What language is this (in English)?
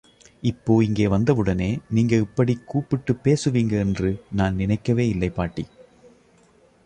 Tamil